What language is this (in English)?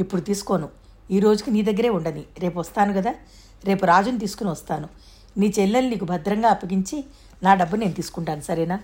Telugu